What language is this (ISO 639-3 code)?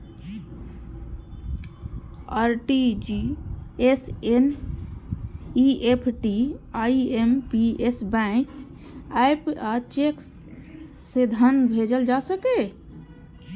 mai